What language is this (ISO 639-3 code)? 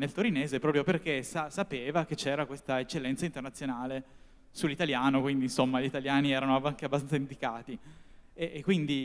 ita